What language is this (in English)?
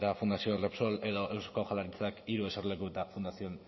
Basque